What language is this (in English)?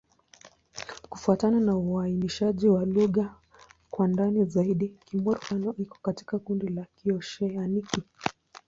Swahili